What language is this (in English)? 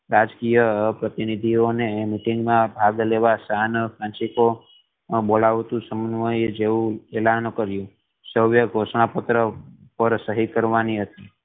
Gujarati